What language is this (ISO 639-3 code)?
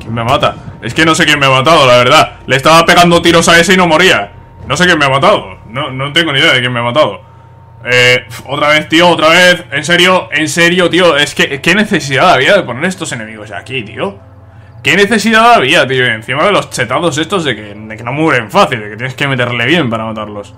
spa